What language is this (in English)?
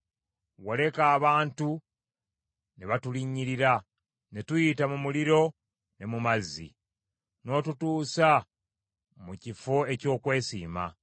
Ganda